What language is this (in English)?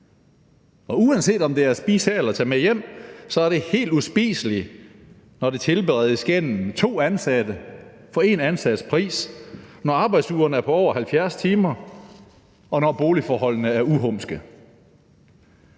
Danish